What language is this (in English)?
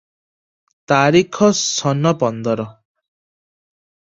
Odia